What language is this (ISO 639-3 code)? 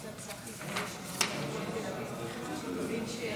heb